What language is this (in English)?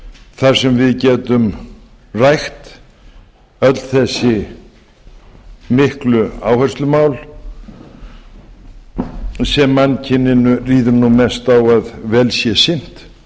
Icelandic